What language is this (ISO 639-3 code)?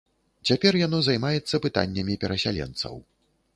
bel